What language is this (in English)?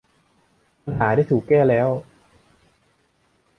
Thai